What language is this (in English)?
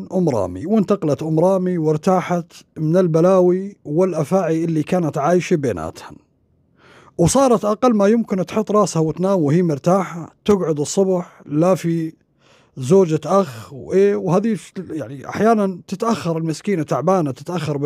Arabic